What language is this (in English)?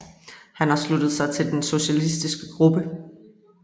Danish